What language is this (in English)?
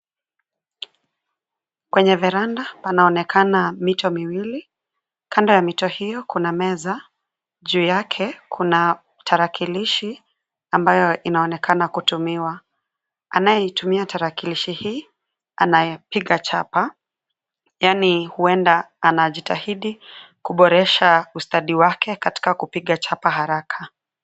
Swahili